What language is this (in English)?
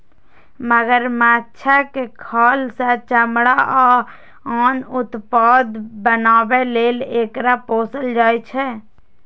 Maithili